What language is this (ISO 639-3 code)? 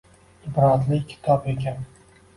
uzb